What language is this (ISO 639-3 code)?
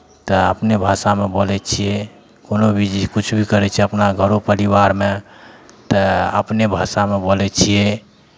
mai